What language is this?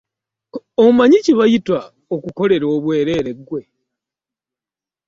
Ganda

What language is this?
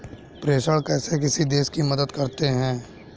Hindi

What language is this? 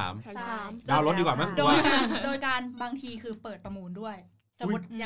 Thai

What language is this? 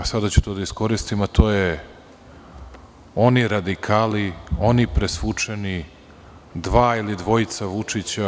Serbian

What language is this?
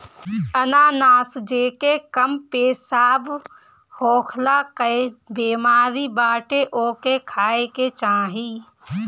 Bhojpuri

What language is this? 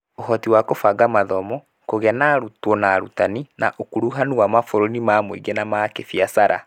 Kikuyu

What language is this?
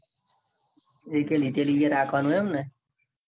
Gujarati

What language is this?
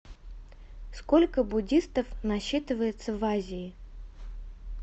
Russian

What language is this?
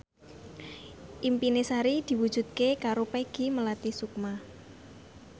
Javanese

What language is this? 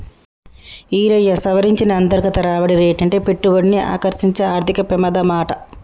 Telugu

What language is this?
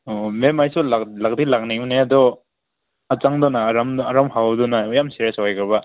Manipuri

